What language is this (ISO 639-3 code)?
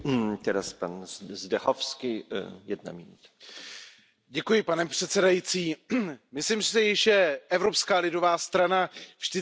ces